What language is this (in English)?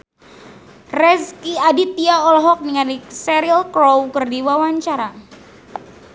Sundanese